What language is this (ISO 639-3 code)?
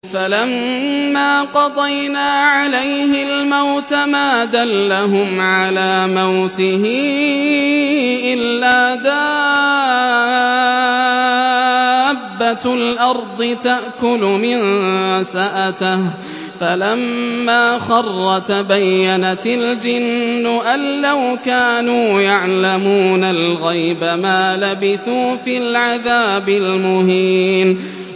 ara